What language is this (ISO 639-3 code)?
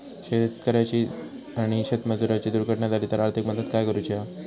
mar